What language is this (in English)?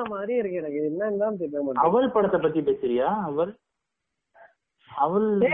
Tamil